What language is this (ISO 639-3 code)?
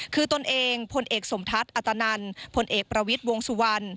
tha